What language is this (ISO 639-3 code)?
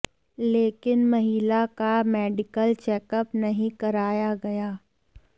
hin